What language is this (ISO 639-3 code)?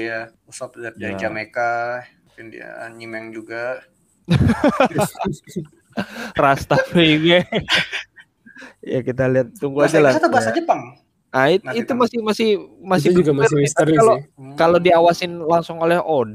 ind